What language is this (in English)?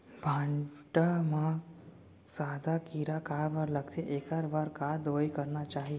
Chhattisgarhi